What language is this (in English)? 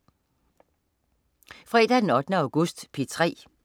Danish